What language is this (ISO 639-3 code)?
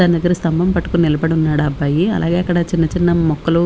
tel